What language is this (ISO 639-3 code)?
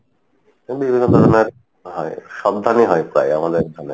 ben